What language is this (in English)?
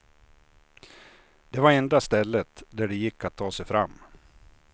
Swedish